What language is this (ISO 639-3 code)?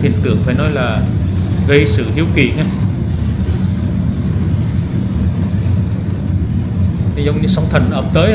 vie